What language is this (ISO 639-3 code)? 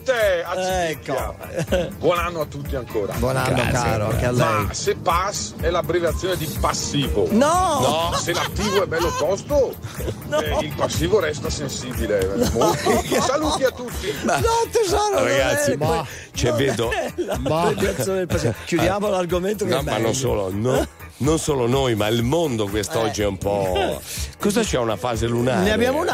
ita